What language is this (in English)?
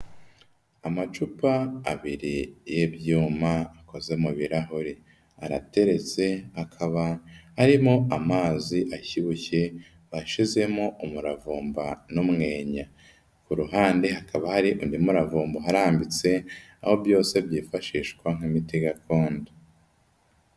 Kinyarwanda